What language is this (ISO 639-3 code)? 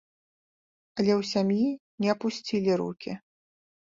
bel